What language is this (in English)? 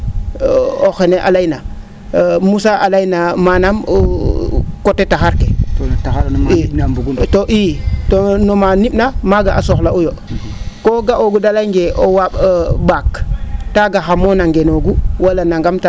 Serer